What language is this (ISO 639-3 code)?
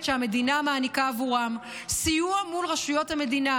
heb